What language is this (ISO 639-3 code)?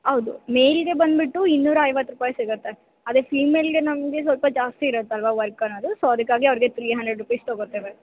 kan